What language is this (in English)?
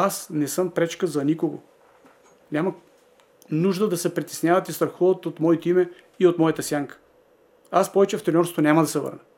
Bulgarian